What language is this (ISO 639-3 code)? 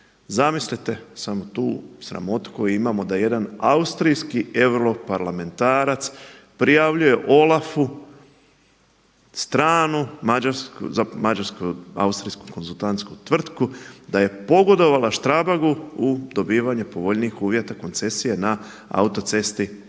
hrv